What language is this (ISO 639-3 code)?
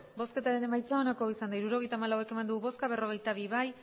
eus